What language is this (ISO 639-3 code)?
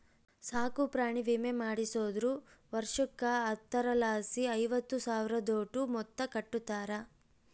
kan